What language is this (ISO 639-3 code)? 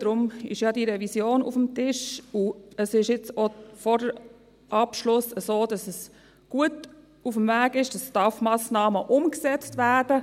gsw